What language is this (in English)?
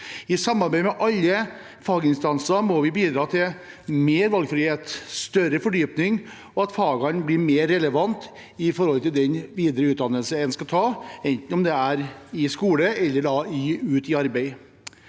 Norwegian